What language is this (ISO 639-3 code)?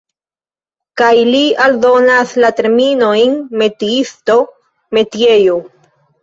epo